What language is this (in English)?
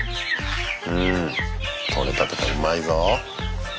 Japanese